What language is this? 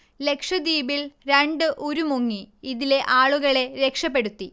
Malayalam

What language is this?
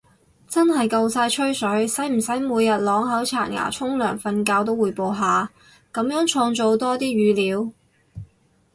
Cantonese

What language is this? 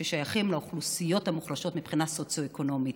Hebrew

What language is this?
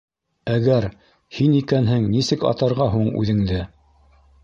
Bashkir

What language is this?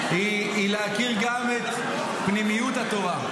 Hebrew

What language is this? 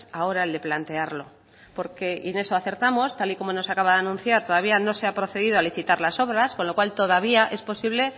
Spanish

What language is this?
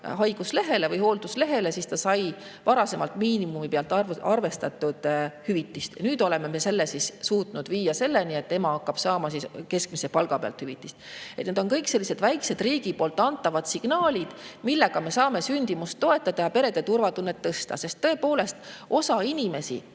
Estonian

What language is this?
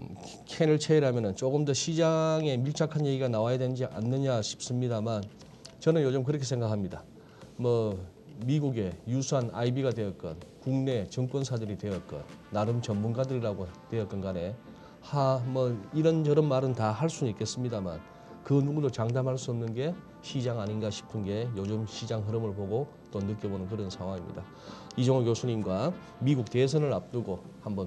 Korean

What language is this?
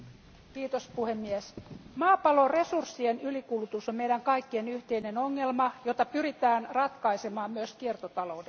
Finnish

